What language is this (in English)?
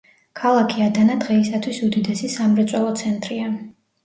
Georgian